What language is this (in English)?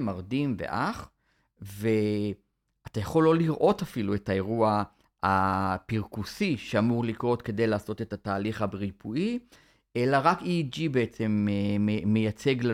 Hebrew